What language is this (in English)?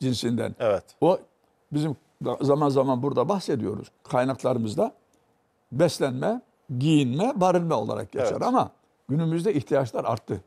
Turkish